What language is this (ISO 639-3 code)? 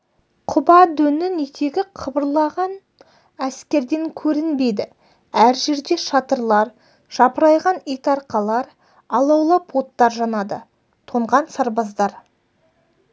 kaz